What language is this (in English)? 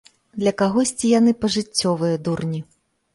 Belarusian